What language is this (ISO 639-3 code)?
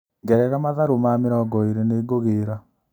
kik